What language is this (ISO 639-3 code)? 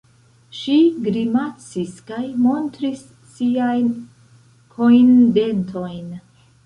epo